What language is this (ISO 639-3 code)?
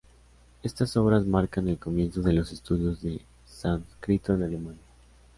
spa